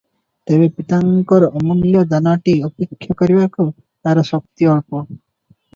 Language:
Odia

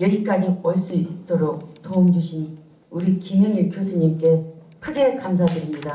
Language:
Korean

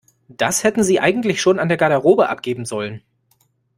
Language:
German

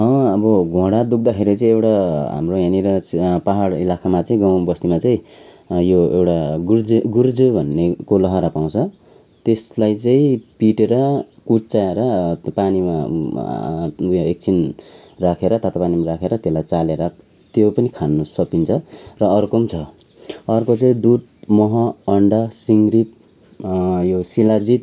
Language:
Nepali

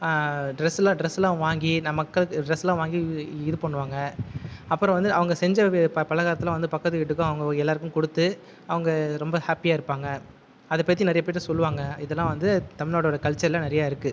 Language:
Tamil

